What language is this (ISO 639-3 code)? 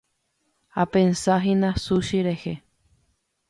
grn